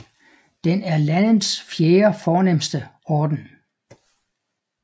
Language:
Danish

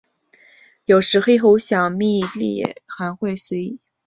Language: Chinese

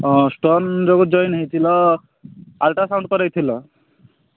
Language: Odia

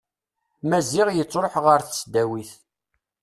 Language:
Kabyle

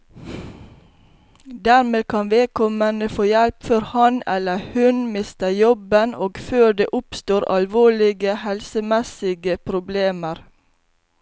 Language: Norwegian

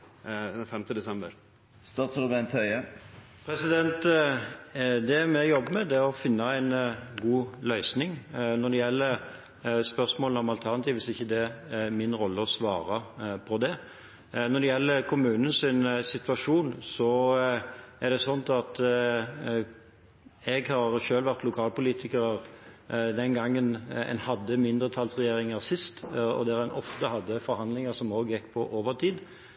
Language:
Norwegian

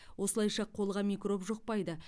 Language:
Kazakh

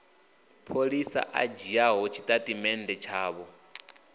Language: Venda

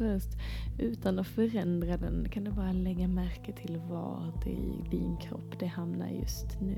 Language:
Swedish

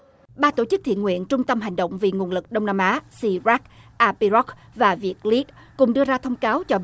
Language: Vietnamese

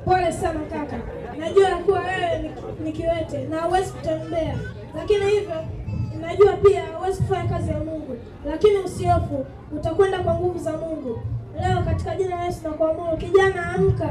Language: Swahili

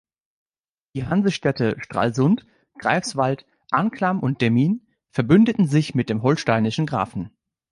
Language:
German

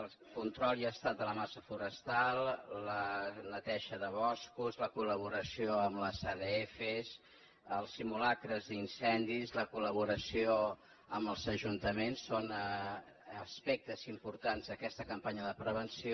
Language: Catalan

